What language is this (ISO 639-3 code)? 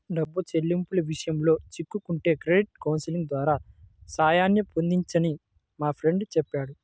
tel